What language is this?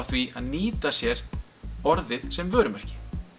Icelandic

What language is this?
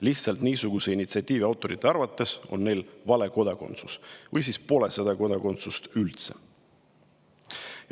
Estonian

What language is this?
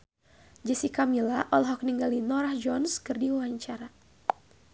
Sundanese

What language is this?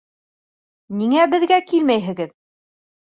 Bashkir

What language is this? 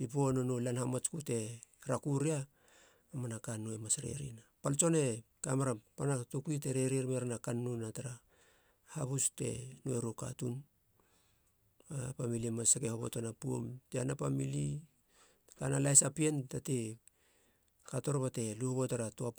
Halia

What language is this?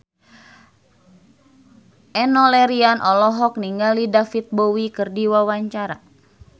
Sundanese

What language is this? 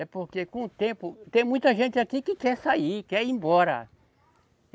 Portuguese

